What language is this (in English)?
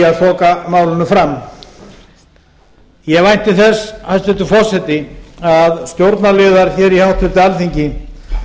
Icelandic